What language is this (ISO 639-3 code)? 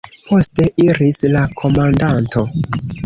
epo